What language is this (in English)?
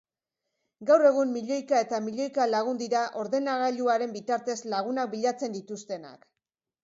Basque